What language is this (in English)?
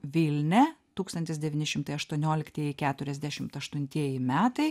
Lithuanian